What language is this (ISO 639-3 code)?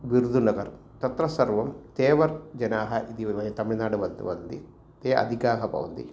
san